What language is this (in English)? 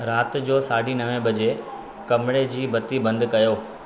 Sindhi